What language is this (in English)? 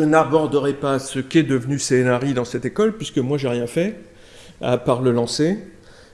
French